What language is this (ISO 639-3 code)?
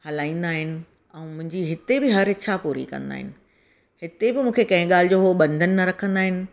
snd